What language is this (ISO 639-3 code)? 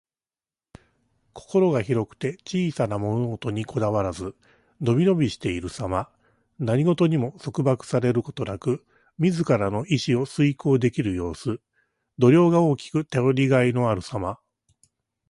jpn